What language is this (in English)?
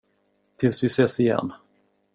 Swedish